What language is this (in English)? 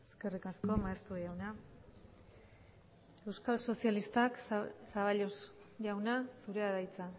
Basque